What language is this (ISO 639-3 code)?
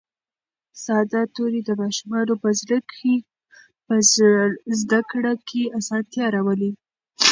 pus